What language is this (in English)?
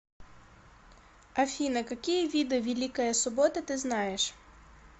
Russian